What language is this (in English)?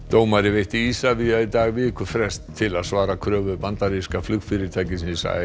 Icelandic